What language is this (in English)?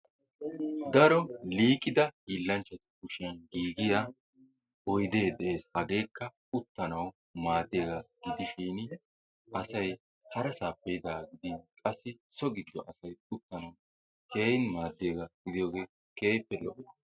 Wolaytta